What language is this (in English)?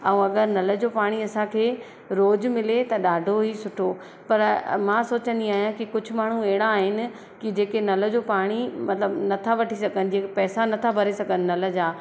Sindhi